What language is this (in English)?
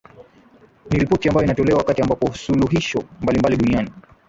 Swahili